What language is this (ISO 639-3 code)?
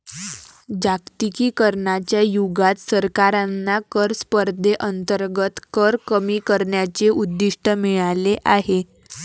mar